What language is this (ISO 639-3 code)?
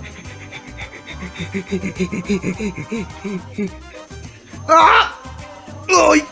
spa